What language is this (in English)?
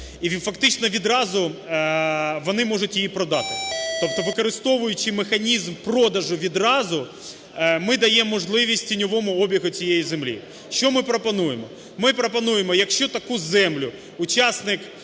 Ukrainian